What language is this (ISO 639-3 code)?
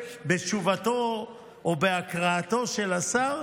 heb